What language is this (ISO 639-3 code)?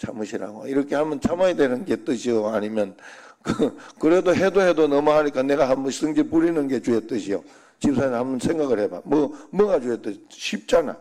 kor